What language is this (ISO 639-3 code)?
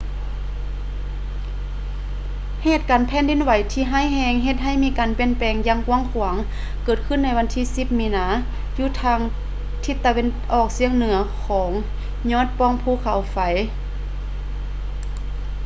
lao